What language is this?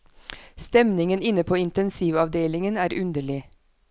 Norwegian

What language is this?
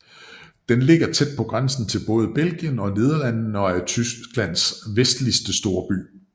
Danish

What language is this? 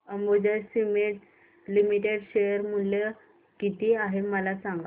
Marathi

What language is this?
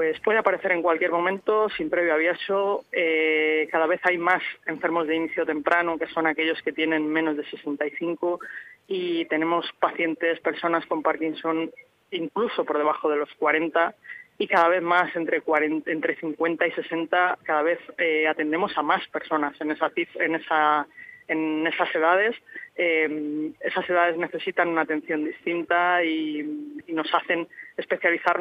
Spanish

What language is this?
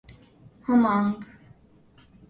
Urdu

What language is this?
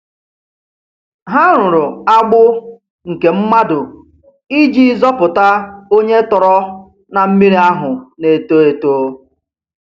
Igbo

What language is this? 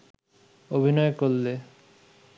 Bangla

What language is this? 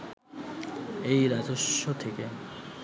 Bangla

